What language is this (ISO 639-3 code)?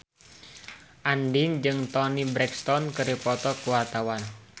sun